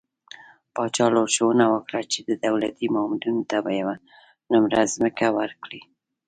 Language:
Pashto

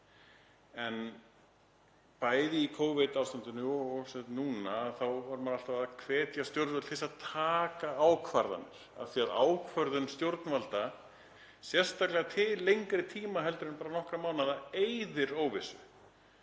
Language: Icelandic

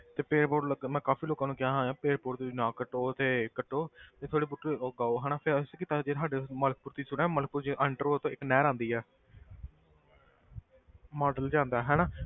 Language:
Punjabi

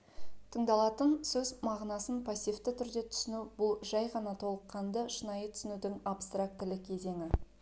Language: Kazakh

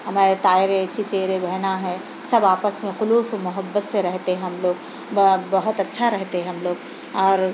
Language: Urdu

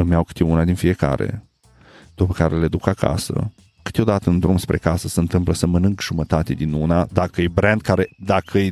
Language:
Romanian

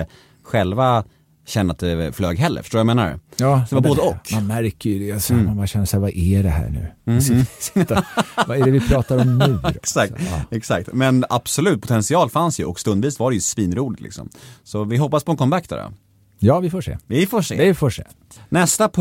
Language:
Swedish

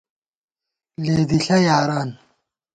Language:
Gawar-Bati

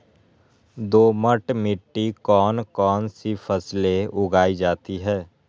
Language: Magahi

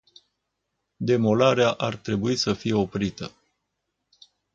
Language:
Romanian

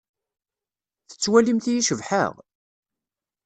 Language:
Kabyle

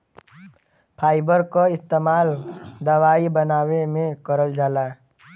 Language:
Bhojpuri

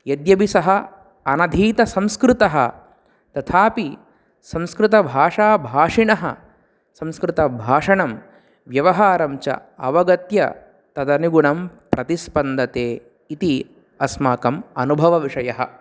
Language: Sanskrit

